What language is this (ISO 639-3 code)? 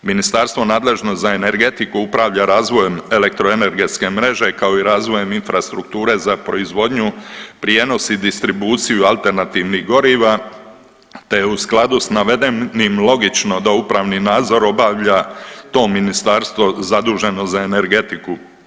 hrv